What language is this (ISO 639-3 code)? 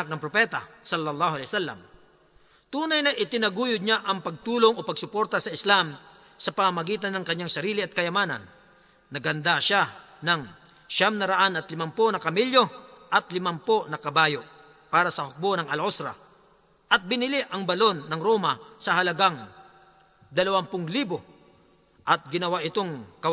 fil